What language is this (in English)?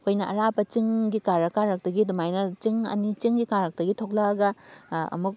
Manipuri